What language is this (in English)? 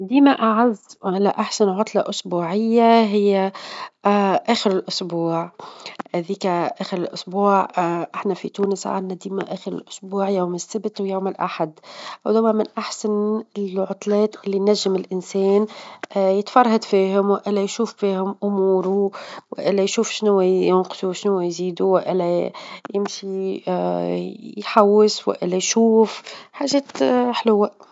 Tunisian Arabic